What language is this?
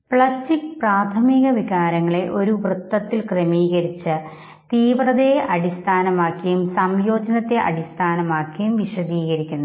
Malayalam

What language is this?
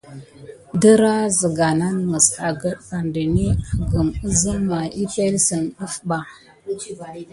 Gidar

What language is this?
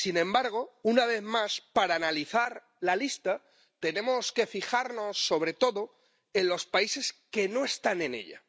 Spanish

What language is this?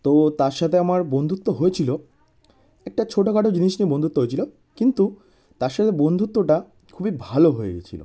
Bangla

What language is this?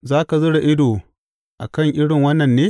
Hausa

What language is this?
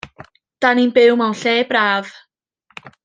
Welsh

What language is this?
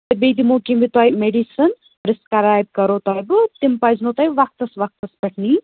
Kashmiri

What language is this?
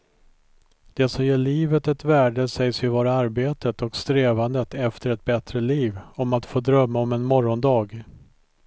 Swedish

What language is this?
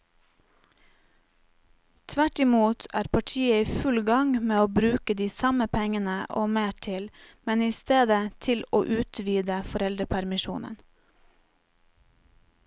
Norwegian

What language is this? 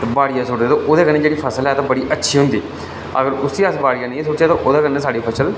Dogri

